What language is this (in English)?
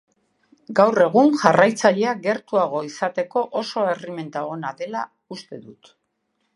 Basque